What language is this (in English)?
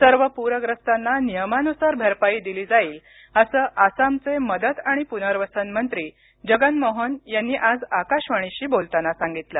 Marathi